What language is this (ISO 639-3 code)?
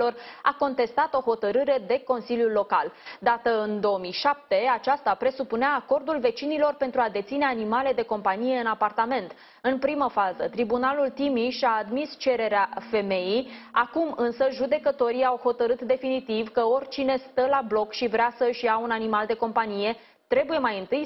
ron